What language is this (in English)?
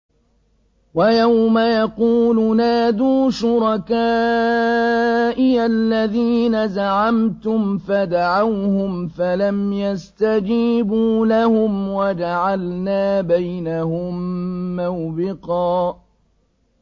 Arabic